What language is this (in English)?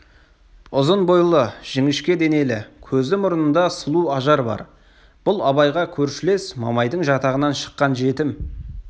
Kazakh